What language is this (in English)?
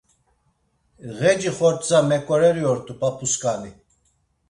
Laz